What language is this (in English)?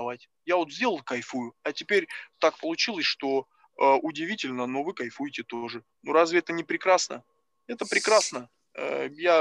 Russian